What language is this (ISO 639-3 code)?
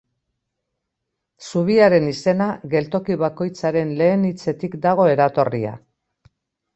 eus